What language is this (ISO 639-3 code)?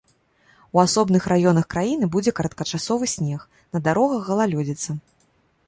bel